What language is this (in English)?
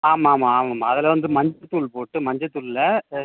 Tamil